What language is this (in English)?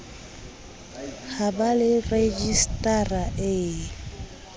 Southern Sotho